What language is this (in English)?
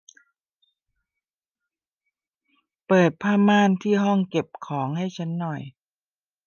Thai